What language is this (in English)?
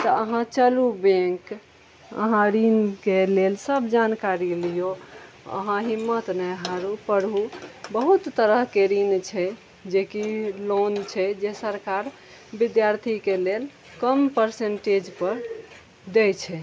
Maithili